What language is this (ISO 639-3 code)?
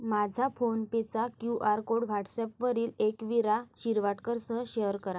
mar